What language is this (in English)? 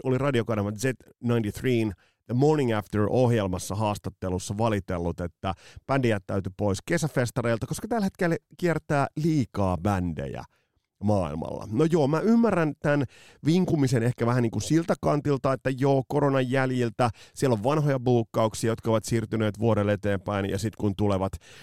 Finnish